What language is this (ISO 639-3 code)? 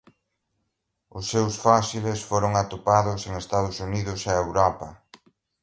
glg